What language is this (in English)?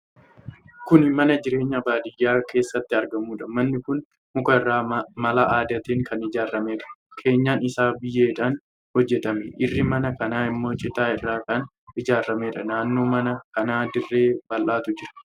Oromo